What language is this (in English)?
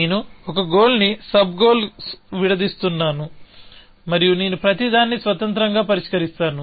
Telugu